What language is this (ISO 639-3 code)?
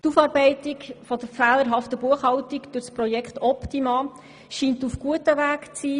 gsw